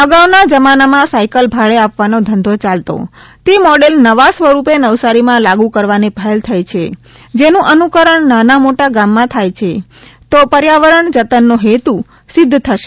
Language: Gujarati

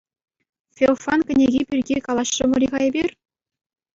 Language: Chuvash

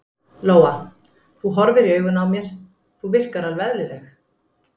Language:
Icelandic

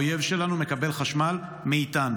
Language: Hebrew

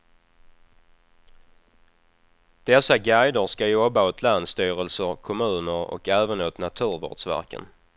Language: Swedish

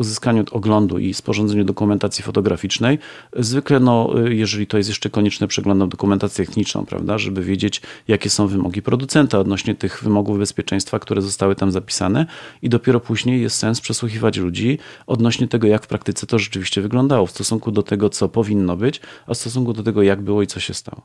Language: Polish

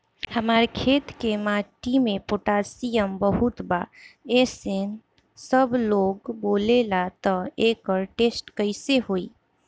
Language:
Bhojpuri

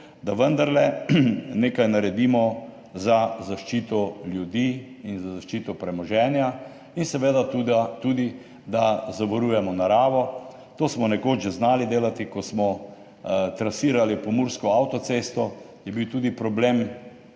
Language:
Slovenian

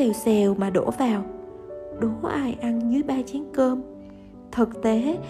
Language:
Vietnamese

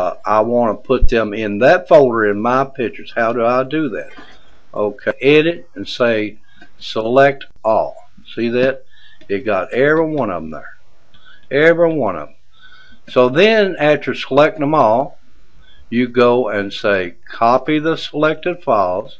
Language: English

